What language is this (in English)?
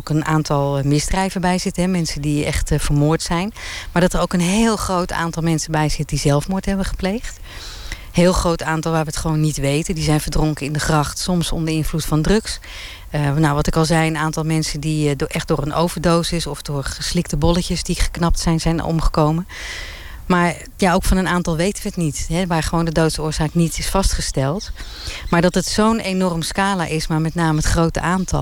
Dutch